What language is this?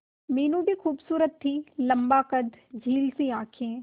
Hindi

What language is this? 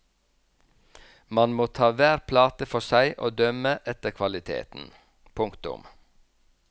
Norwegian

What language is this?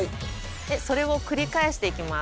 Japanese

